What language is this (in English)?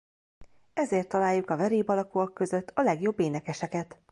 Hungarian